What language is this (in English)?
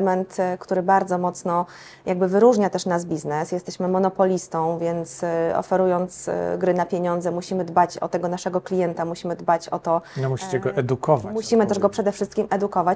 Polish